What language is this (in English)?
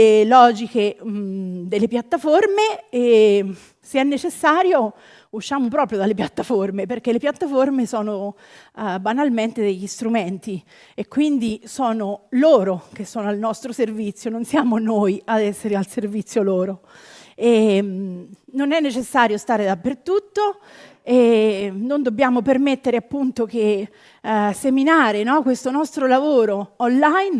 Italian